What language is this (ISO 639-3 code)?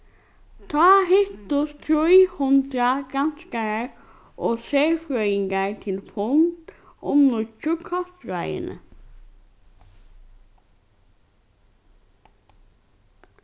fao